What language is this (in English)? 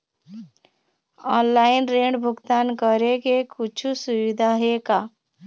Chhattisgarhi